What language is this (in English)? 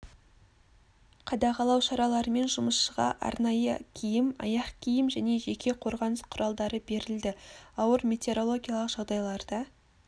Kazakh